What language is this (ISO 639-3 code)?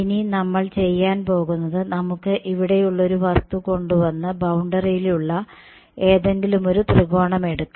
mal